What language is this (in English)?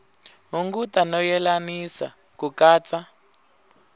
Tsonga